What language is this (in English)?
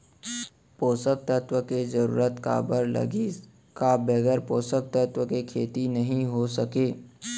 Chhattisgarhi